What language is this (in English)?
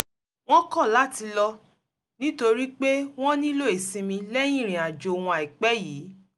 Yoruba